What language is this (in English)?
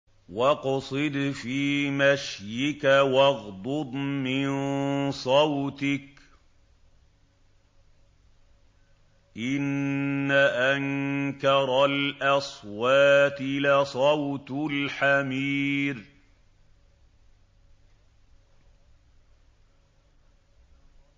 Arabic